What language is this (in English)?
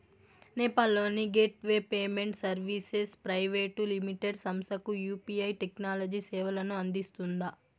Telugu